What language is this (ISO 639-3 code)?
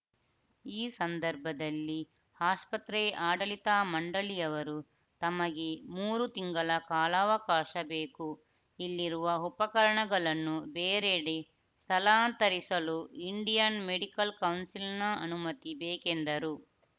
kan